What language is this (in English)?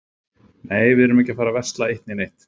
Icelandic